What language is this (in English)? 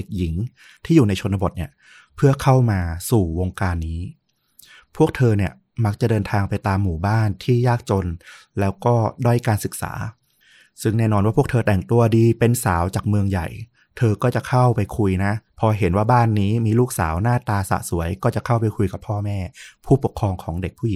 Thai